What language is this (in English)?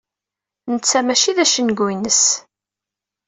Kabyle